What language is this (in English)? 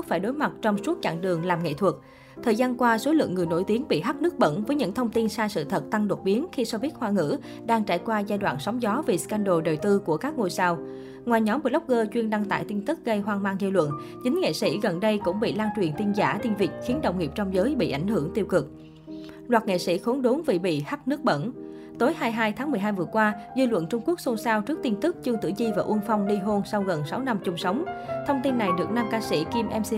Vietnamese